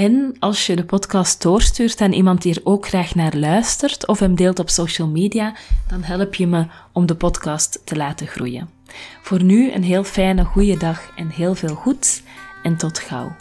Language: Dutch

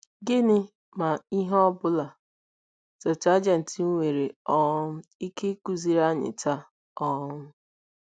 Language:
Igbo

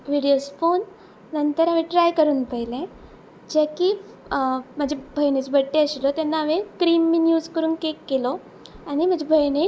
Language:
Konkani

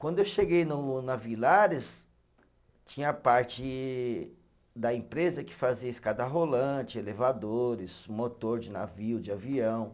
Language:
Portuguese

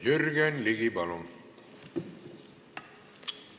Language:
Estonian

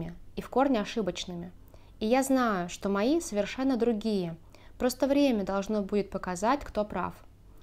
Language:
Russian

